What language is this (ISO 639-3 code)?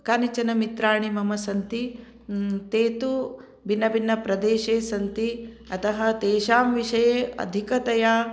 san